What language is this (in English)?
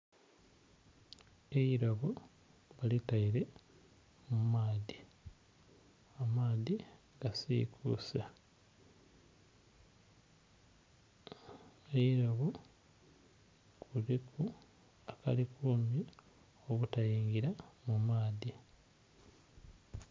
Soga